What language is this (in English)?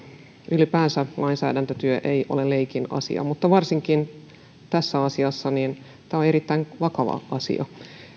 Finnish